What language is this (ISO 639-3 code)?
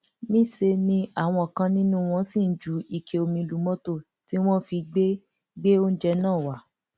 yor